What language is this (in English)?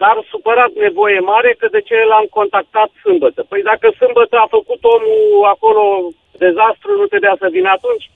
Romanian